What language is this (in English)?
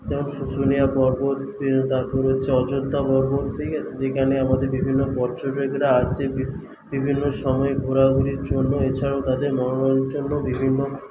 Bangla